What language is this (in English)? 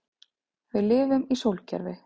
Icelandic